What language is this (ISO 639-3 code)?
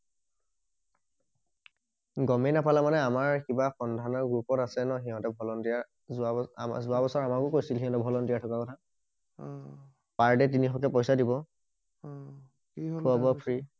asm